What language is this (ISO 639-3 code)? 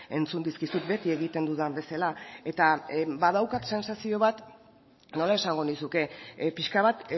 eus